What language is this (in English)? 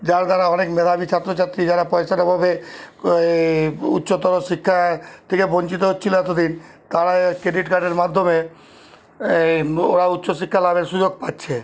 Bangla